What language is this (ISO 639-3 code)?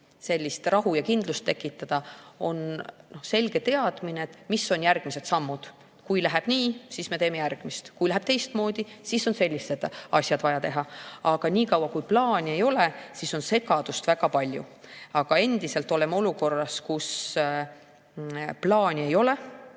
est